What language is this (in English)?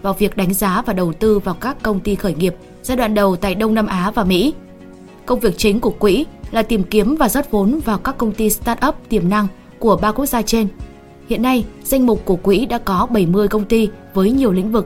Vietnamese